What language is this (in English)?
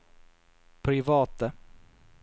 Norwegian